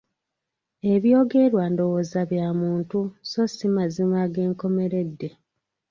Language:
Ganda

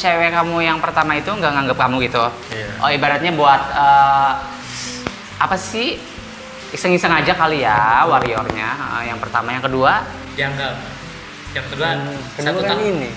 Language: Indonesian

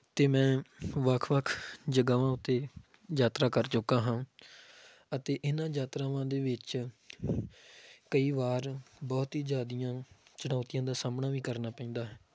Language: Punjabi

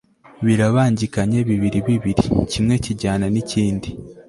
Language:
Kinyarwanda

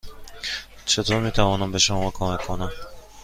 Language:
Persian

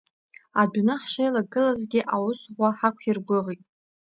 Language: Abkhazian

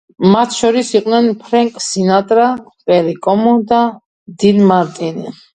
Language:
Georgian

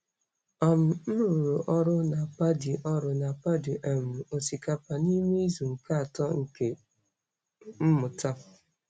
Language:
Igbo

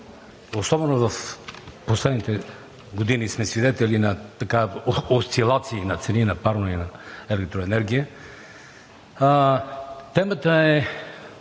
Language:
Bulgarian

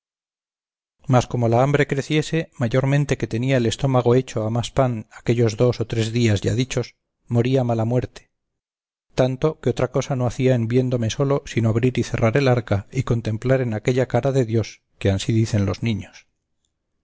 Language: Spanish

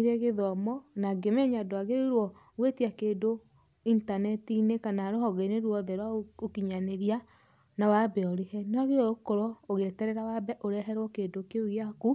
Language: Kikuyu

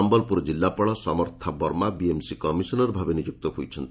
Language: Odia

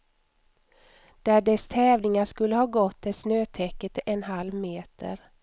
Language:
Swedish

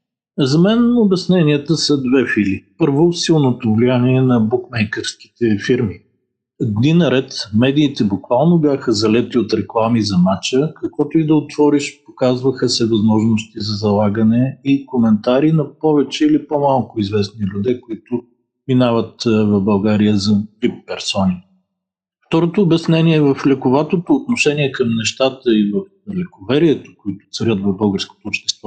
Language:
Bulgarian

